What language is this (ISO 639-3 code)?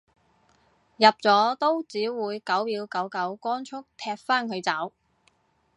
yue